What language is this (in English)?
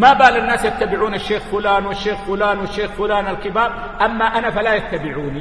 Arabic